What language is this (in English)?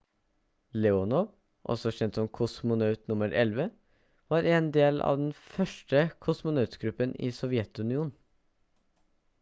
Norwegian Bokmål